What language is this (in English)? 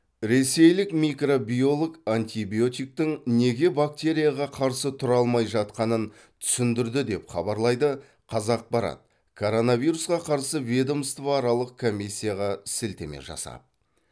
Kazakh